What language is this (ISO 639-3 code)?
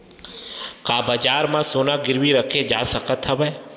hne